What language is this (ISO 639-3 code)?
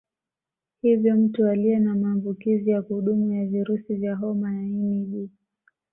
swa